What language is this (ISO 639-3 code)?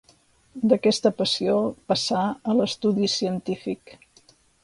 cat